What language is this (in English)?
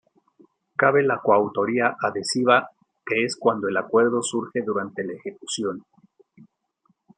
Spanish